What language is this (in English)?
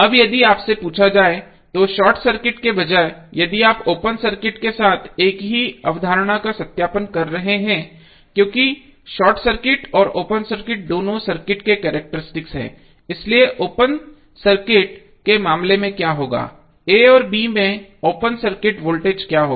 Hindi